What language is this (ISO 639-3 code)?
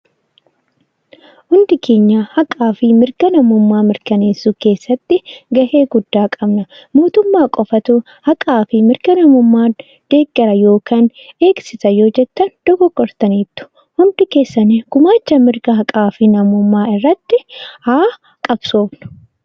orm